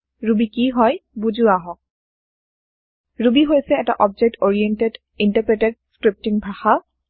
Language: Assamese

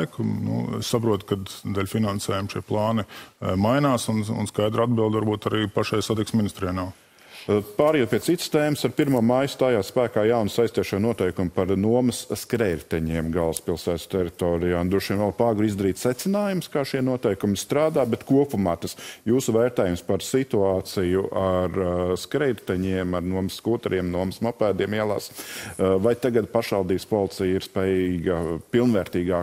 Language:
Latvian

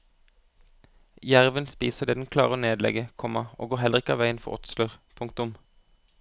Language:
Norwegian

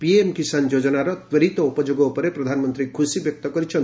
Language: Odia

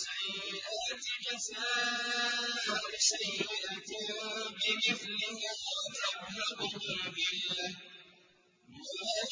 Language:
Arabic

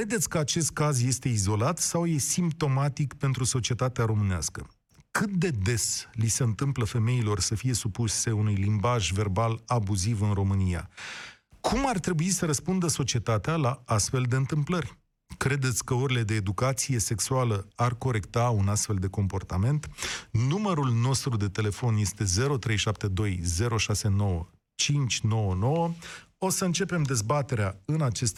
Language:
Romanian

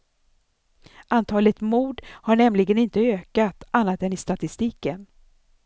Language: Swedish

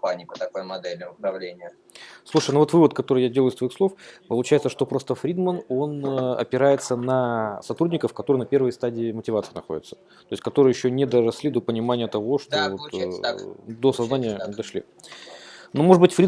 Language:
Russian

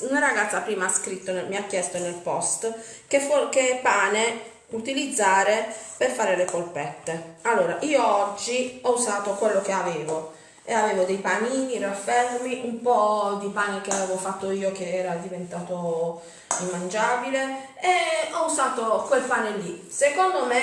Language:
Italian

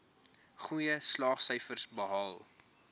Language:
Afrikaans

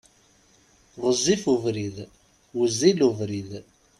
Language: Kabyle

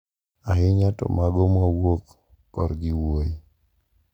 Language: Luo (Kenya and Tanzania)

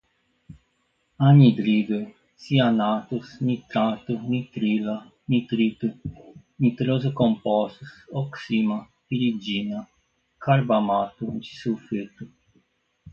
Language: Portuguese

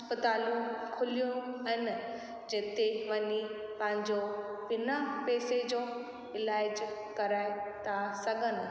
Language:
Sindhi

